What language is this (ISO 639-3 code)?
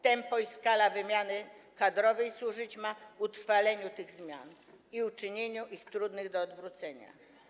pol